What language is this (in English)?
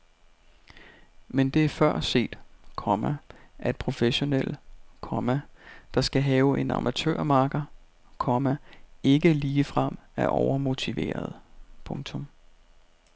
Danish